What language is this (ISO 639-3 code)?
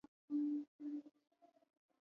swa